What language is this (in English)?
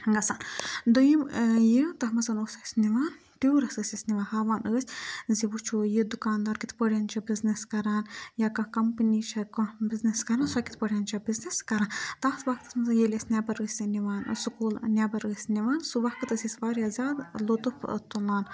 Kashmiri